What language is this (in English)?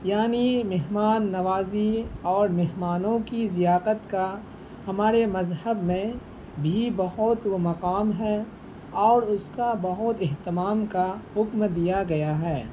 Urdu